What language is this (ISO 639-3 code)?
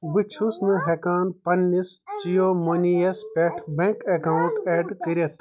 kas